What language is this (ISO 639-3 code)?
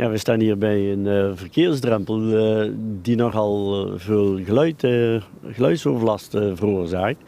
nld